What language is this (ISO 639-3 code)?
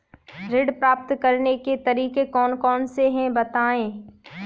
hin